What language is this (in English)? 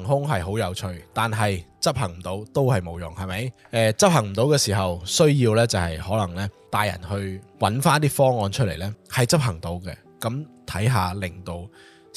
Chinese